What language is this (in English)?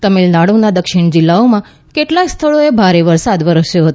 Gujarati